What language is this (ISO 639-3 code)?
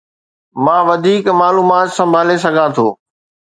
snd